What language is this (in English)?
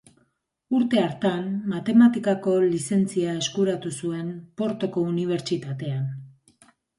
Basque